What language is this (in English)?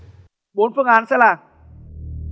Vietnamese